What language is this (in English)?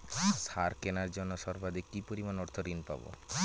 Bangla